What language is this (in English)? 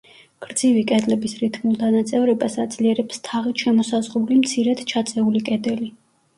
Georgian